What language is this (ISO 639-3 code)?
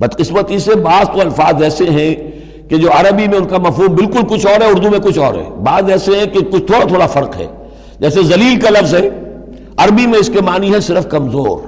urd